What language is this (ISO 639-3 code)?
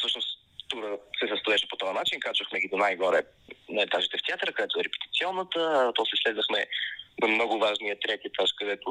bul